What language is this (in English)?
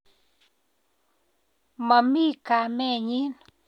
Kalenjin